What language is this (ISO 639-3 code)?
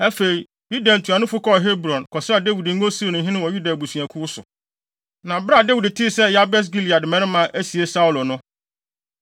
aka